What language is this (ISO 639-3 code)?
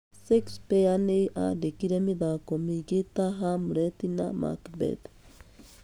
kik